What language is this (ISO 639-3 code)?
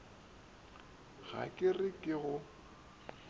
nso